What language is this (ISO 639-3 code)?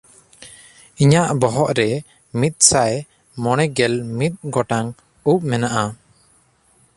sat